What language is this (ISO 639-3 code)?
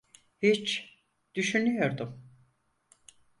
tur